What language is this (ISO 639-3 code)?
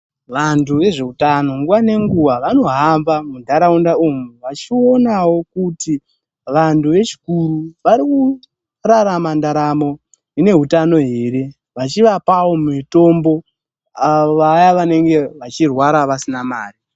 ndc